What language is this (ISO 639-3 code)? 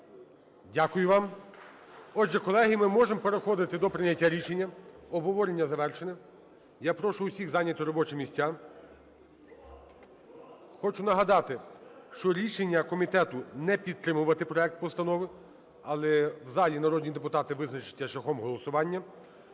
ukr